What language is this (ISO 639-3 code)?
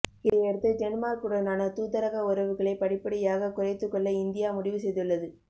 tam